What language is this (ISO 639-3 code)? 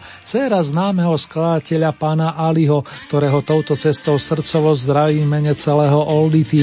slk